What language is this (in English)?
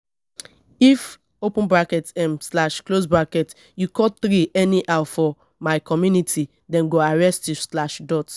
Nigerian Pidgin